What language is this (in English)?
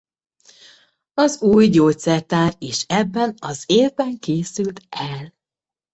Hungarian